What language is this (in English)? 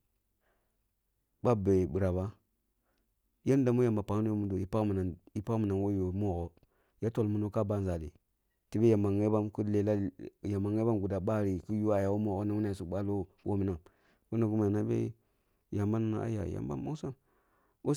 Kulung (Nigeria)